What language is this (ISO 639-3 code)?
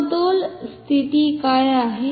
mar